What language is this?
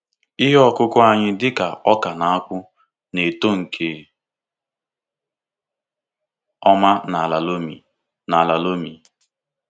Igbo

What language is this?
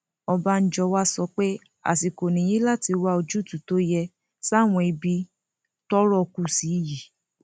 Yoruba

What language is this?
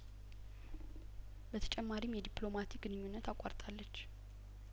Amharic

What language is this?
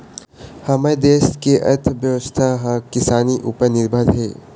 Chhattisgarhi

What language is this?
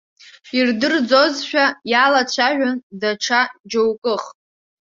Abkhazian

